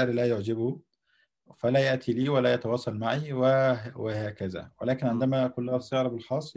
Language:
Arabic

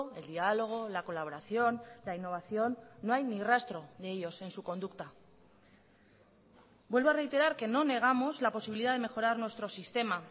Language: Spanish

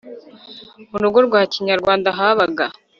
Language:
Kinyarwanda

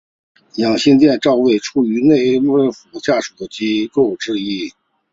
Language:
Chinese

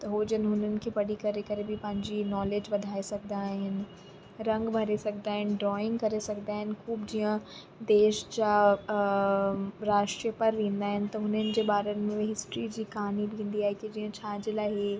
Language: Sindhi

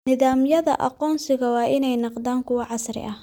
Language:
Somali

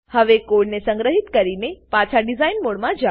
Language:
Gujarati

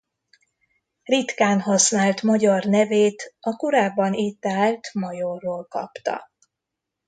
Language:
Hungarian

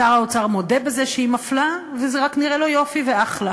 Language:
Hebrew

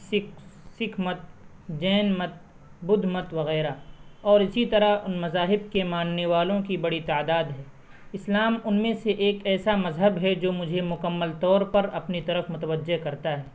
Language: Urdu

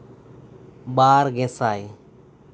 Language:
Santali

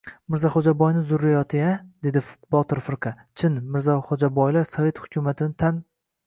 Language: Uzbek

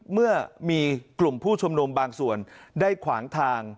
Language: Thai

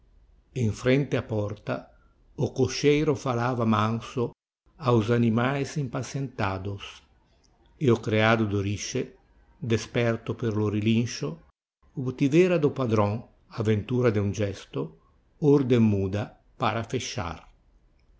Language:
Portuguese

